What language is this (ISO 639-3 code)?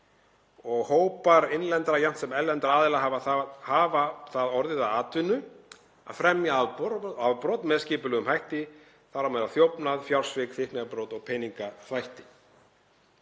isl